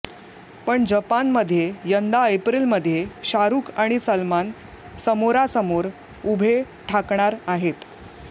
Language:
Marathi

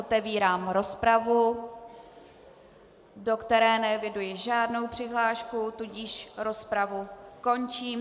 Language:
Czech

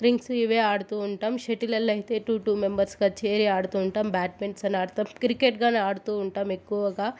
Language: Telugu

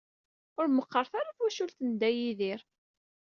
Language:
Kabyle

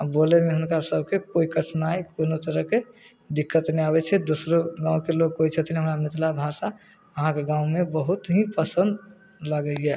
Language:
Maithili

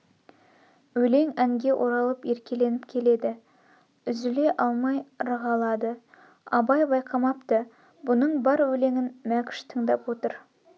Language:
Kazakh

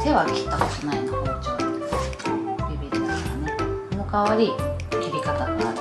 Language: Japanese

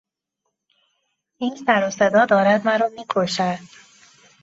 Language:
Persian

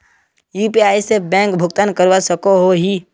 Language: Magahi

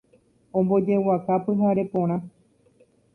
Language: Guarani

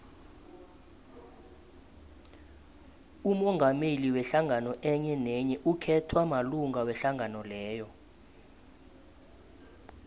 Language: South Ndebele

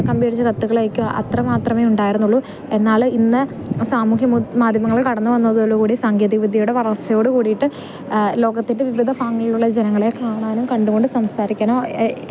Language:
Malayalam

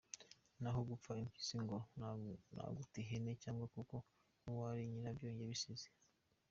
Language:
Kinyarwanda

